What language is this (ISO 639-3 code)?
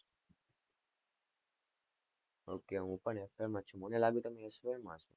guj